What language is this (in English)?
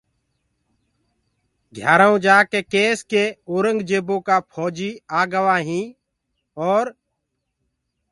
Gurgula